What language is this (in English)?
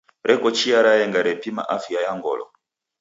Taita